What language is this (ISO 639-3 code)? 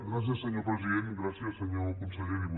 cat